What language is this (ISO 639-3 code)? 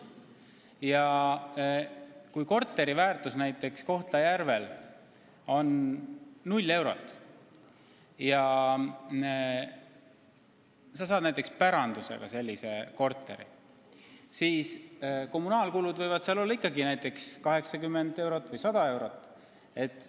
est